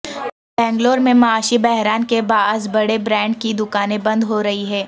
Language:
Urdu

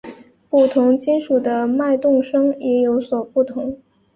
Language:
Chinese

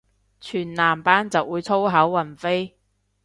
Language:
Cantonese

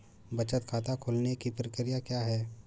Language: Hindi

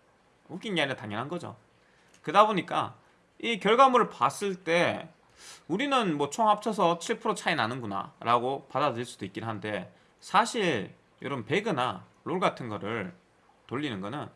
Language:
Korean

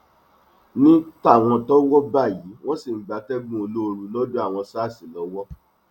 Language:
Yoruba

